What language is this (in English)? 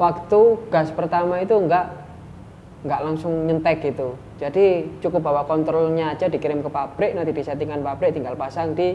Indonesian